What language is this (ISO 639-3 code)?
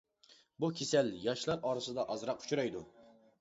uig